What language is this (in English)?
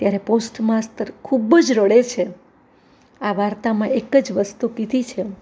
Gujarati